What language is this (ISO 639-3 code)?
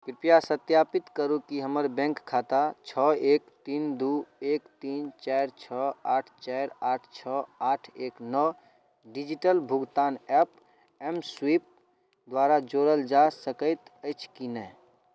mai